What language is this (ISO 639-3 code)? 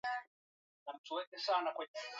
swa